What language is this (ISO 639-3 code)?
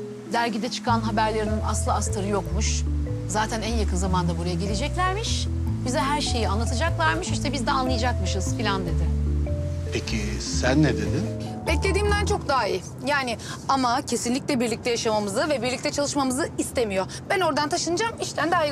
tur